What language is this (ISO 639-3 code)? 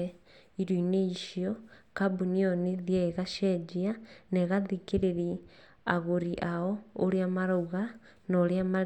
kik